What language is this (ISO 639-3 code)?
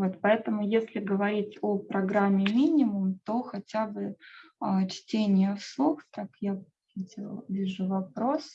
rus